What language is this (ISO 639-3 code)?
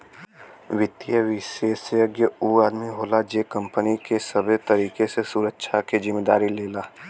bho